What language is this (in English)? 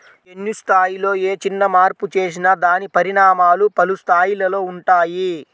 Telugu